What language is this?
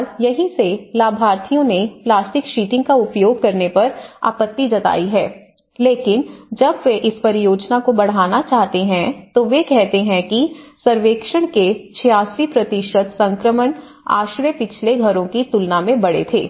Hindi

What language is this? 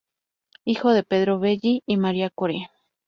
Spanish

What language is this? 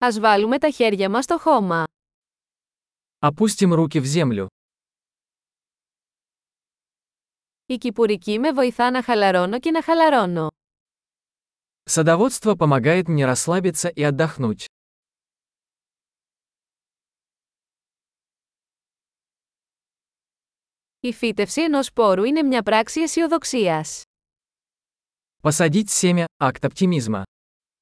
Greek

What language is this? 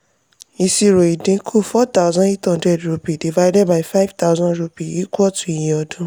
Yoruba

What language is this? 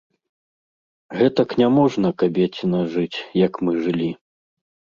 Belarusian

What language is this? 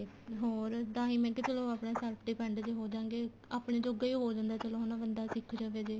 Punjabi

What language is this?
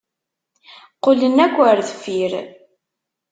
Kabyle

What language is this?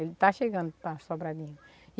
Portuguese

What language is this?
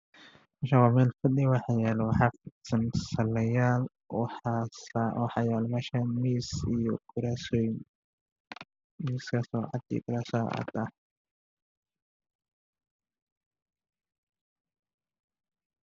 Somali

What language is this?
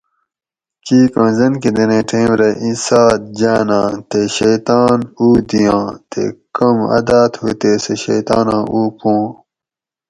Gawri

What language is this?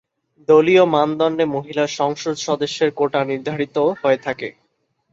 Bangla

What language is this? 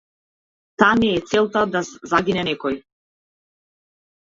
Macedonian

